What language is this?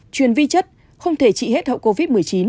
Vietnamese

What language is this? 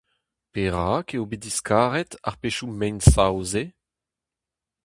Breton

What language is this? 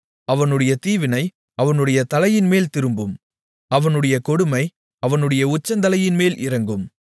Tamil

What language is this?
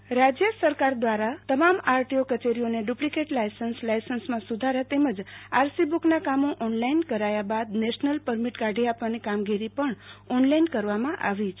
Gujarati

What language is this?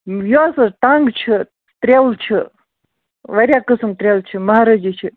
Kashmiri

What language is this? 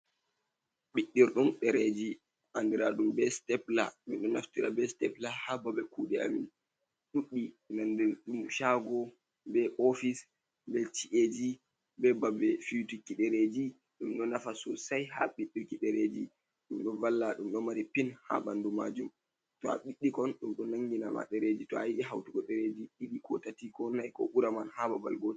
Fula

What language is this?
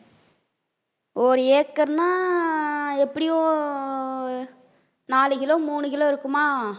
Tamil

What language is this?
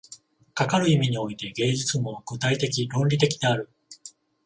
Japanese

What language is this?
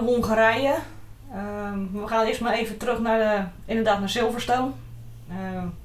Dutch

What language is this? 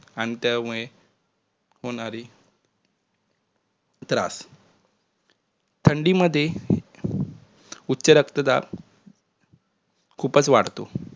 Marathi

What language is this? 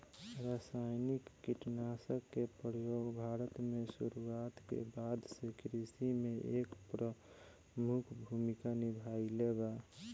Bhojpuri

